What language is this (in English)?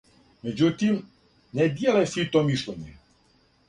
Serbian